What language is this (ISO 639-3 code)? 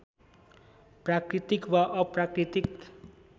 nep